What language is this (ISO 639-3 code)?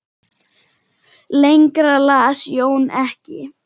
isl